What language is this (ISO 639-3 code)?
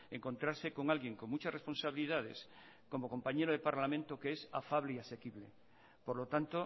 spa